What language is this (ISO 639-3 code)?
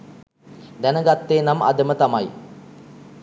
sin